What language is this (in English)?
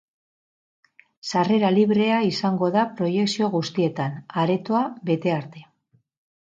Basque